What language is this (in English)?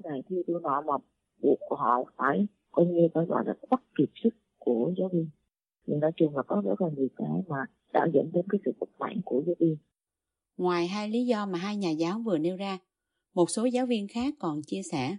Vietnamese